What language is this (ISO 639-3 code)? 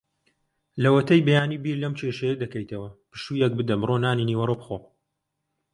ckb